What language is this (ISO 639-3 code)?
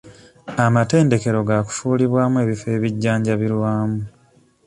lug